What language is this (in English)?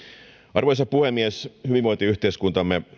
Finnish